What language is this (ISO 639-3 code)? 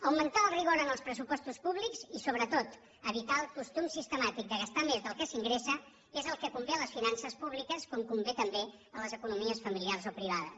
cat